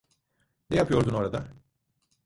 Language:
Turkish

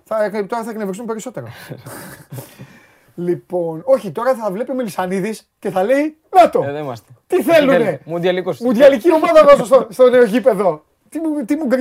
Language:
Greek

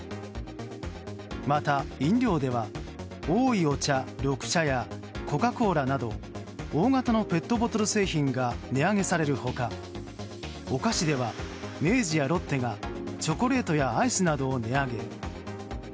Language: Japanese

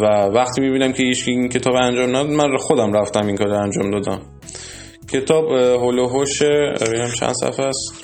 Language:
Persian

